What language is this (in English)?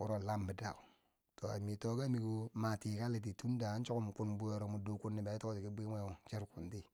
Bangwinji